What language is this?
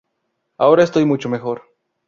Spanish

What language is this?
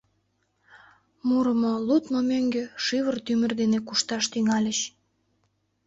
Mari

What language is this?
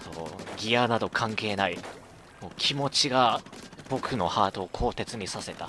Japanese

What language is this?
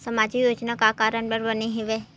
Chhattisgarhi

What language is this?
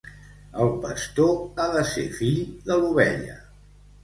Catalan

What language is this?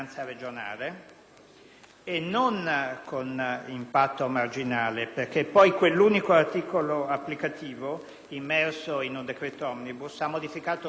Italian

